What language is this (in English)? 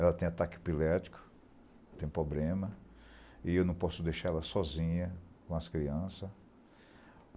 Portuguese